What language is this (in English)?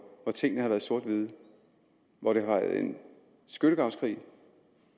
Danish